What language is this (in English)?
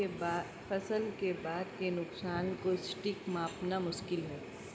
Hindi